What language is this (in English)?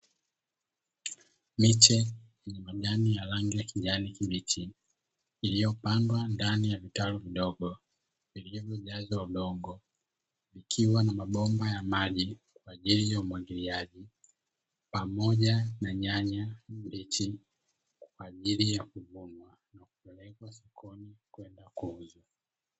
Swahili